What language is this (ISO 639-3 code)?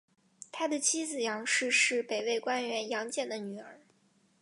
zho